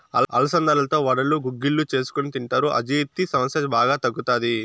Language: Telugu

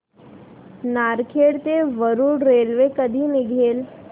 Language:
Marathi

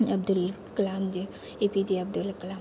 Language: Maithili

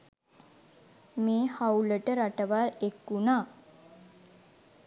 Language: Sinhala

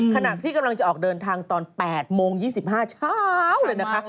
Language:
Thai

